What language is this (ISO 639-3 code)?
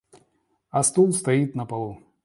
rus